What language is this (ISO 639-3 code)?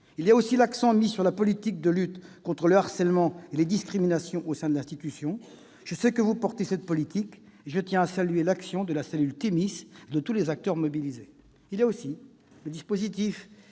fra